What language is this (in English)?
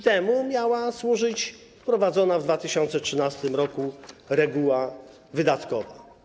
Polish